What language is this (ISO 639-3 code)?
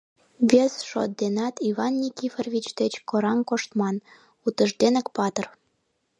chm